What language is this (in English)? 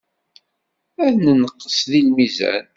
Kabyle